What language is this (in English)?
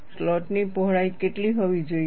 Gujarati